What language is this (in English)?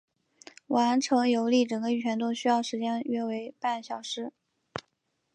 Chinese